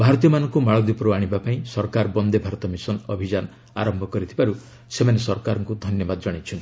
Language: Odia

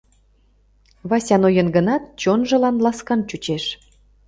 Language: Mari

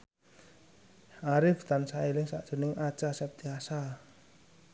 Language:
Javanese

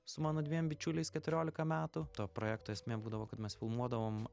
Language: Lithuanian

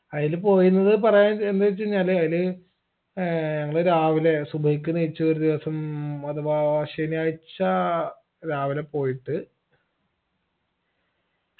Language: Malayalam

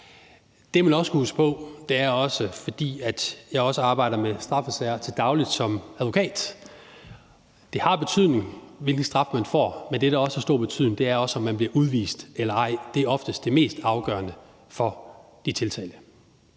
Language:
Danish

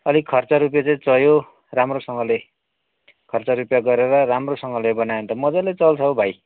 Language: Nepali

